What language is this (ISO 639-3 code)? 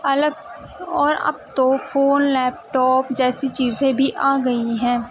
urd